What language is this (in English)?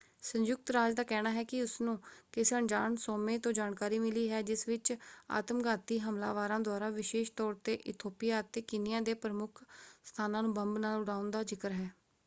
Punjabi